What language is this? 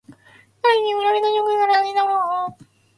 Japanese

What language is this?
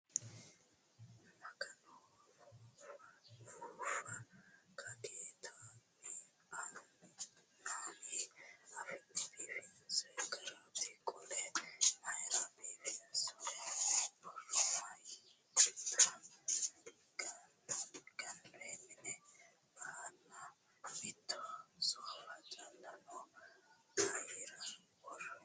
Sidamo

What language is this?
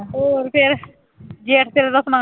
Punjabi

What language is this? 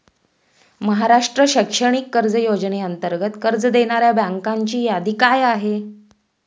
Marathi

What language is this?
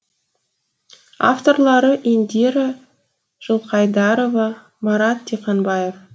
Kazakh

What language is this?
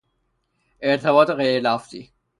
Persian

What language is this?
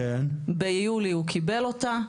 Hebrew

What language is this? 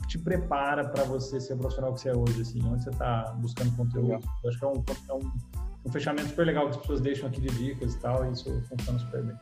Portuguese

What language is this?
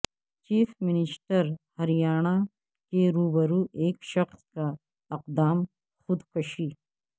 Urdu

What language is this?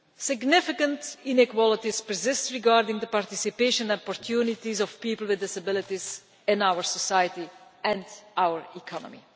English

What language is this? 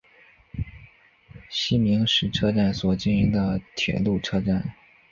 Chinese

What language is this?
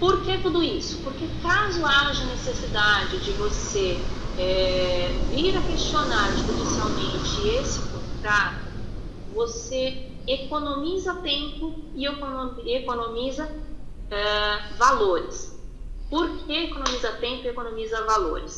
Portuguese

